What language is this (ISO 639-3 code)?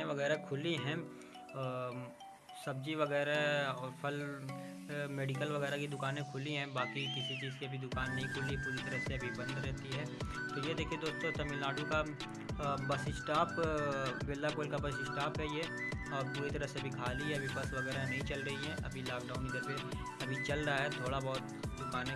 hin